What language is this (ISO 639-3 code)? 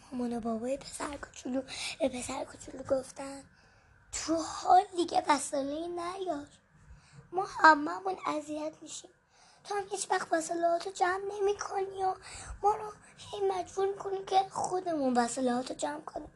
fas